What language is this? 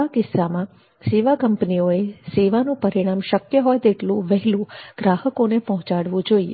Gujarati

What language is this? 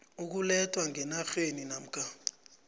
South Ndebele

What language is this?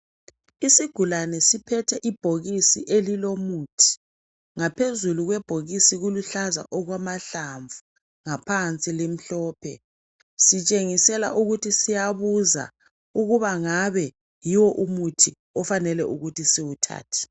North Ndebele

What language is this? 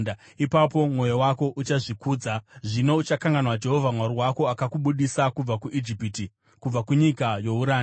Shona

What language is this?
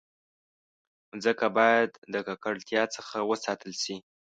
Pashto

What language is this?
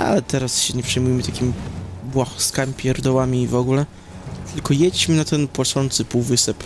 Polish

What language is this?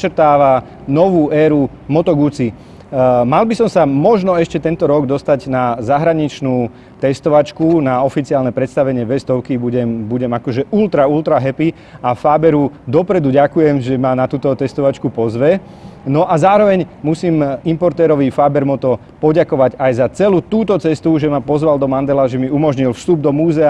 Italian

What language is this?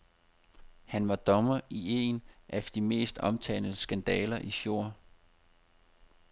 Danish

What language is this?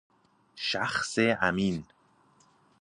Persian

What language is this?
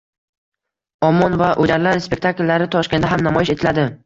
Uzbek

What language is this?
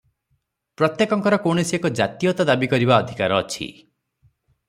Odia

